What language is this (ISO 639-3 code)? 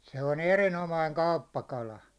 fin